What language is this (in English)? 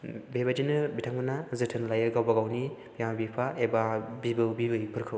Bodo